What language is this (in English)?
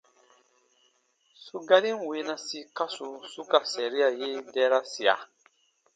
Baatonum